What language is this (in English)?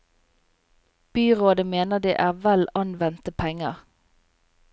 Norwegian